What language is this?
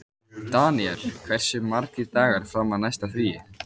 Icelandic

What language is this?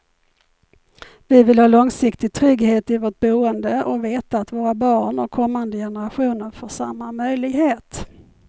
Swedish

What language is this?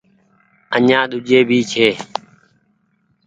Goaria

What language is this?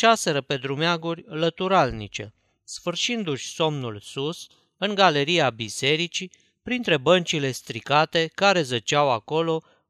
Romanian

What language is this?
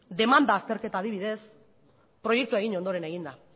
Basque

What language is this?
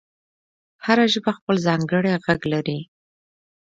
Pashto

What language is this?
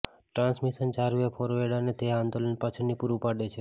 Gujarati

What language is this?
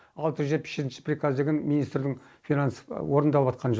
Kazakh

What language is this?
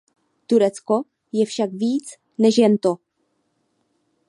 Czech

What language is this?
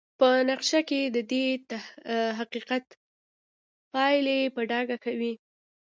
Pashto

